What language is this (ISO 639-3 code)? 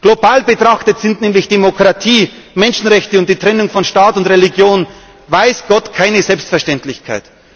deu